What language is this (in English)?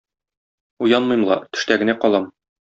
Tatar